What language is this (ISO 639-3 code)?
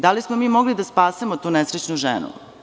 srp